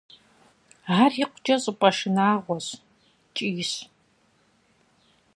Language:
Kabardian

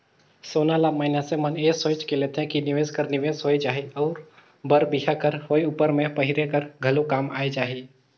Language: Chhattisgarhi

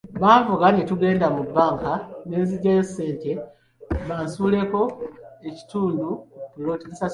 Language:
Ganda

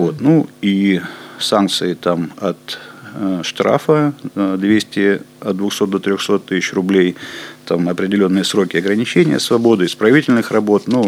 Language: Russian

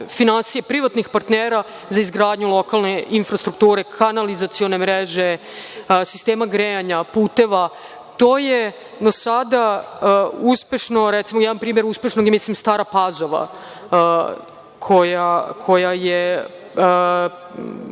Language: Serbian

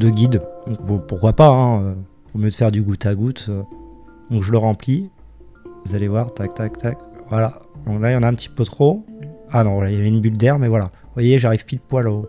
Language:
French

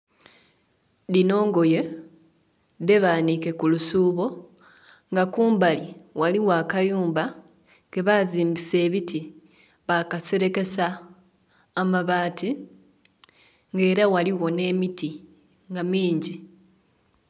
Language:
Soga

